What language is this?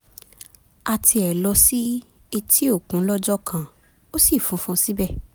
Yoruba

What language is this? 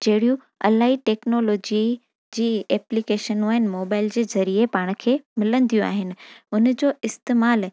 Sindhi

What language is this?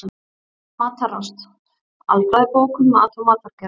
Icelandic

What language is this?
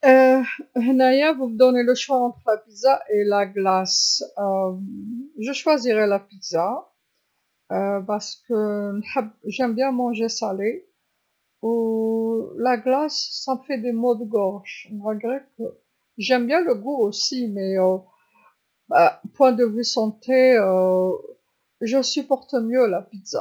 Algerian Arabic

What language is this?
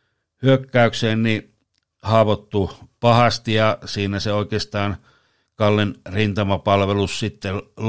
Finnish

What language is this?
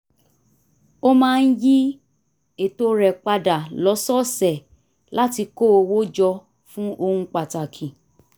Yoruba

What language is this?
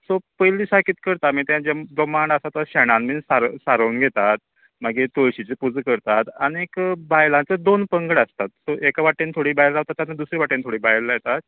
Konkani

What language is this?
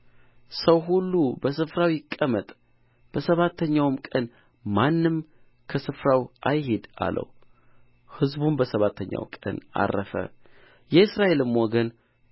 Amharic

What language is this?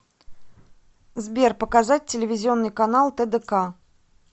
Russian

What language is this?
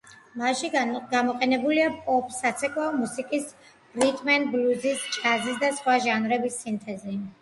Georgian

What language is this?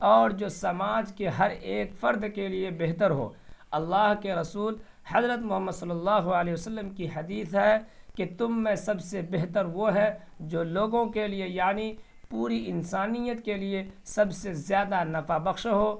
Urdu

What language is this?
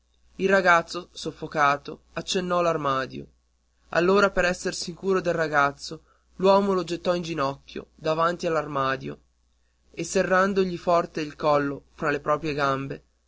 Italian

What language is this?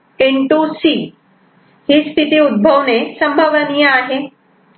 Marathi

